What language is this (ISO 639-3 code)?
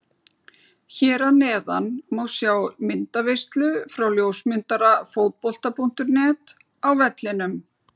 isl